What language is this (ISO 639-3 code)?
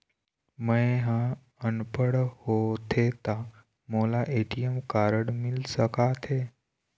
hne